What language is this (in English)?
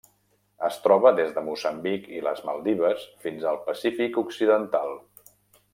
Catalan